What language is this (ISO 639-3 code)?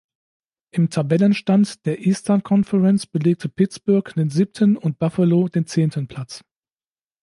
deu